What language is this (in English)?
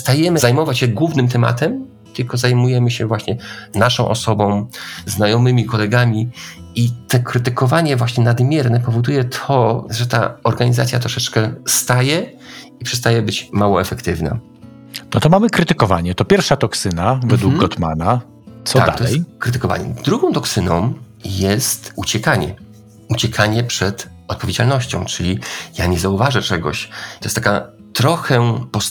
Polish